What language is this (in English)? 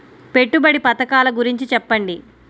Telugu